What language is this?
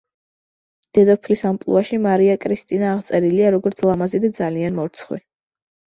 Georgian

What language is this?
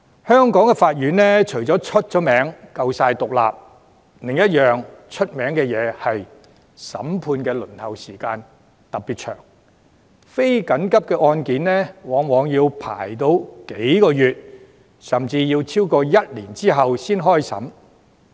Cantonese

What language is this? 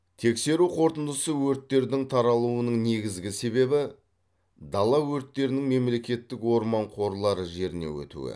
Kazakh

